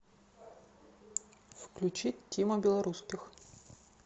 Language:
Russian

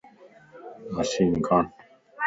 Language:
Lasi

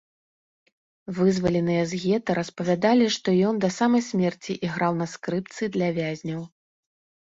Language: Belarusian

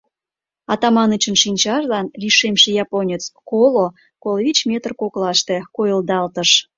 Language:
Mari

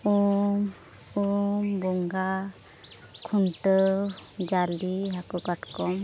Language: Santali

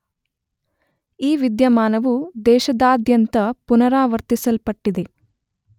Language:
Kannada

